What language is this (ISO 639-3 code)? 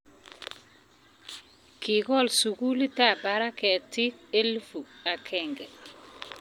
kln